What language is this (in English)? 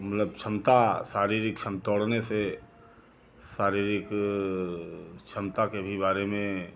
Hindi